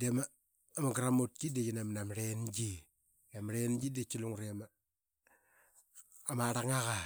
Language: Qaqet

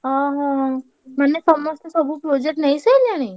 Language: Odia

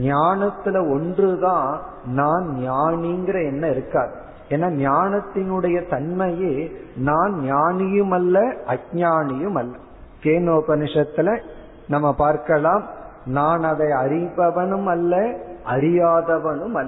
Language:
Tamil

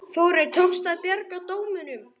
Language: Icelandic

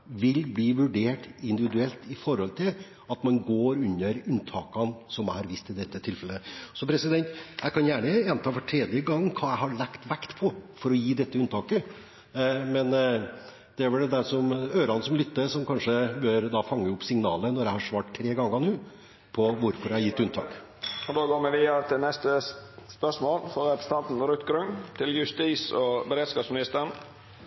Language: Norwegian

